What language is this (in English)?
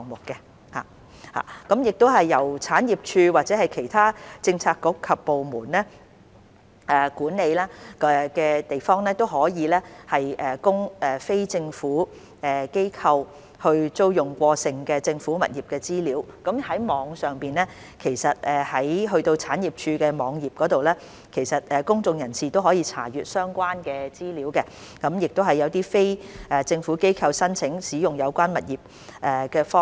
Cantonese